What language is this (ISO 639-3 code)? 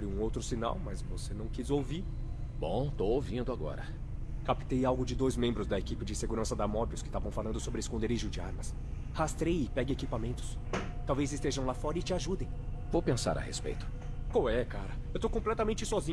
por